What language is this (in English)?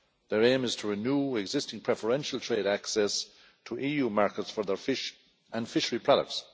English